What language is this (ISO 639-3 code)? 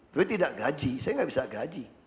ind